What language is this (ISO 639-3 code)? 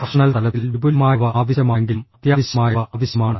mal